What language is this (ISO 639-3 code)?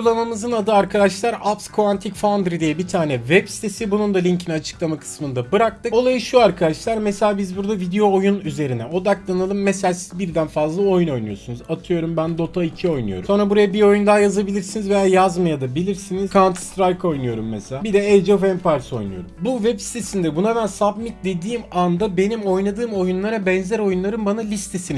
tur